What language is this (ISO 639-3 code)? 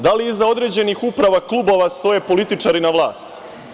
srp